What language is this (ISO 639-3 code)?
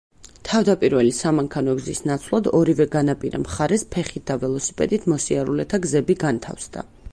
kat